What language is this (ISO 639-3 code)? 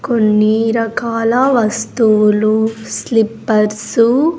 tel